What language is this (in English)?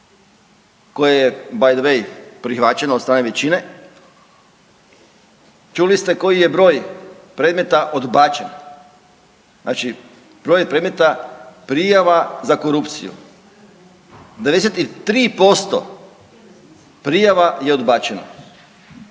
Croatian